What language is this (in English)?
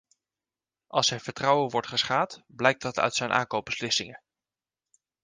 Dutch